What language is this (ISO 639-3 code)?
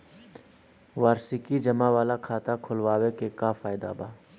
bho